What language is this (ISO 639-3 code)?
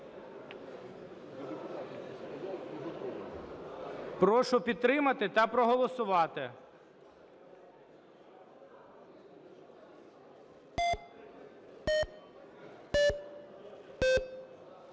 ukr